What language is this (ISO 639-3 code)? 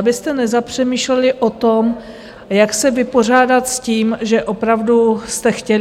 ces